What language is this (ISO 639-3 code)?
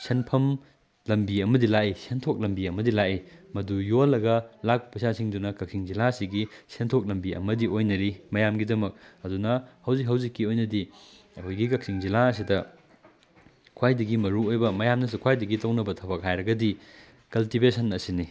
mni